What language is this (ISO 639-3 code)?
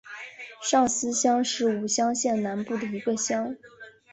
zho